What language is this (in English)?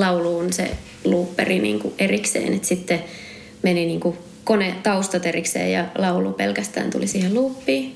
Finnish